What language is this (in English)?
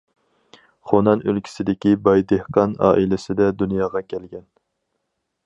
Uyghur